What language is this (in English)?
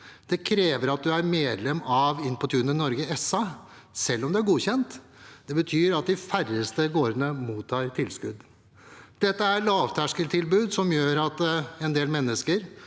Norwegian